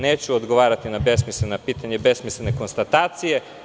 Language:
Serbian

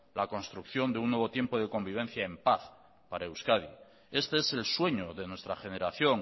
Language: Spanish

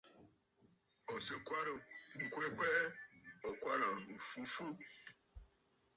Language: Bafut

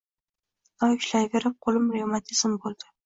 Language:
Uzbek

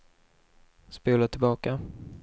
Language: Swedish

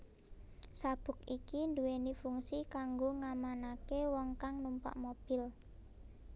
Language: Javanese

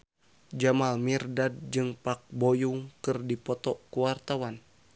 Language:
Sundanese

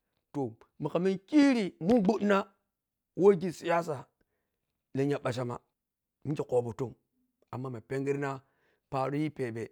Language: Piya-Kwonci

